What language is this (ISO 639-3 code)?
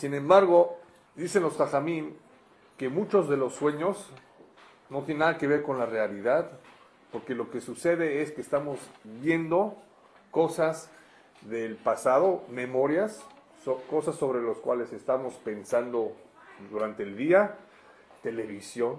spa